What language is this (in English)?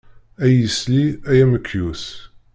Kabyle